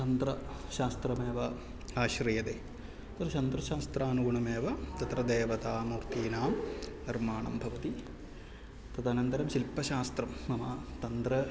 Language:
Sanskrit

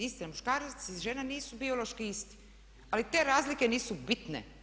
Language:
Croatian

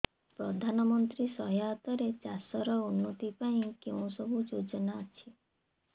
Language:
Odia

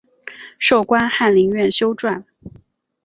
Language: Chinese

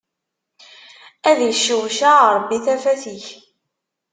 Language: Kabyle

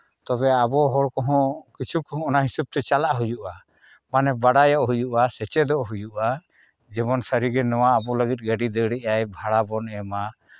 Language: Santali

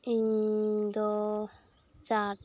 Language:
Santali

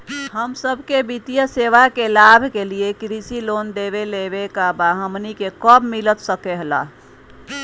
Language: Magahi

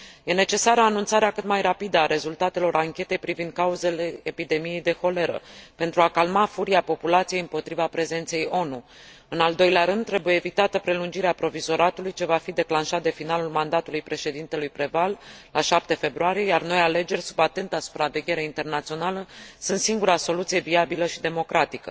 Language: Romanian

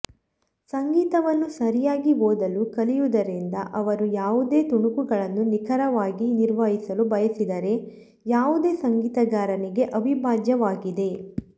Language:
Kannada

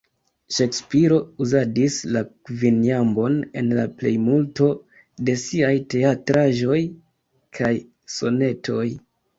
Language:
Esperanto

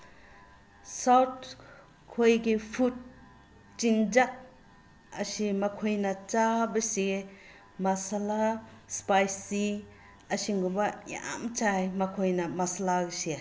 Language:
Manipuri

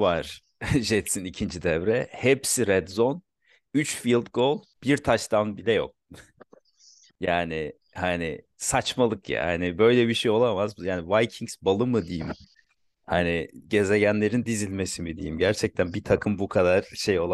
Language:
Turkish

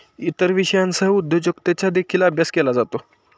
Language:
Marathi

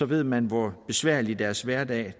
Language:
Danish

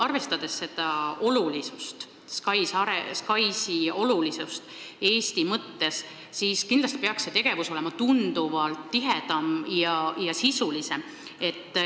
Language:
Estonian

